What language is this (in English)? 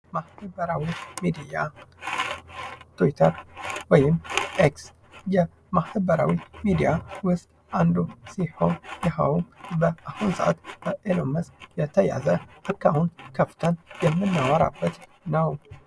Amharic